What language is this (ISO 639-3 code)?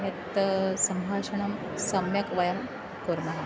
san